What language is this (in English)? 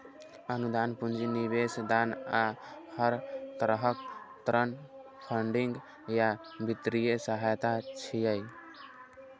Maithili